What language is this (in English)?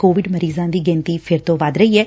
Punjabi